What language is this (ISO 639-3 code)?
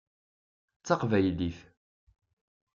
kab